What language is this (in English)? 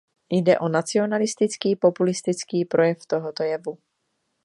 Czech